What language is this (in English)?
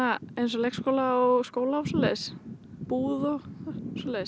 Icelandic